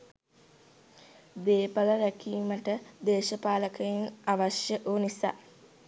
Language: Sinhala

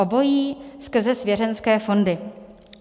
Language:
Czech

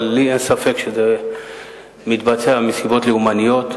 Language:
Hebrew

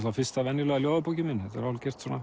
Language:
Icelandic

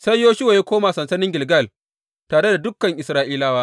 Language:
Hausa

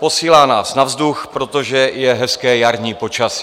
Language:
Czech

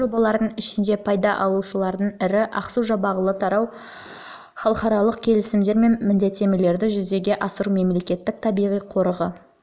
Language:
Kazakh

